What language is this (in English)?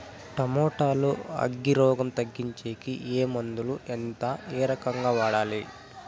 Telugu